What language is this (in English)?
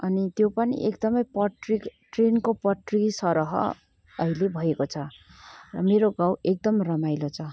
Nepali